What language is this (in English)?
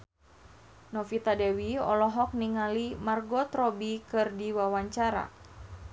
Sundanese